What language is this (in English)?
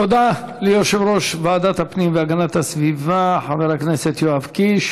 Hebrew